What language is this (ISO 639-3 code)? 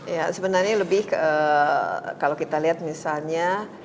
ind